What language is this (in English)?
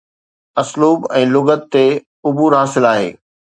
Sindhi